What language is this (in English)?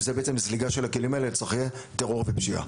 Hebrew